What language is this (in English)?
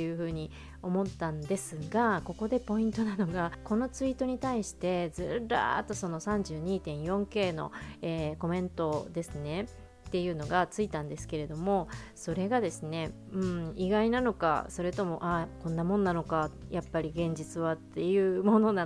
Japanese